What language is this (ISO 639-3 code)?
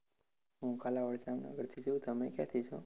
guj